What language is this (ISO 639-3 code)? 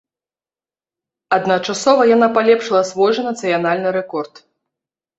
bel